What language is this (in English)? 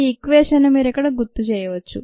Telugu